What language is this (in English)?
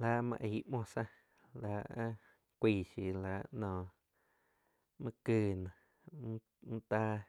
Quiotepec Chinantec